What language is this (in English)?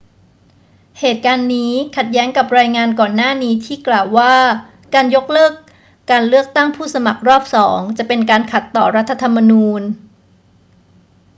Thai